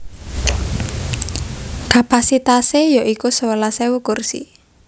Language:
Javanese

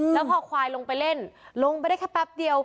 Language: Thai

